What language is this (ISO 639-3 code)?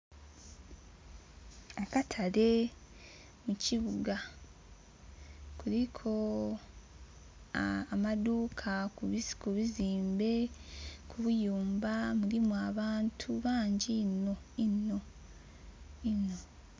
xog